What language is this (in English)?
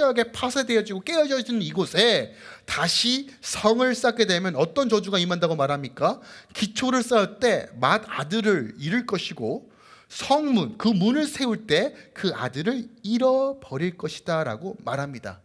Korean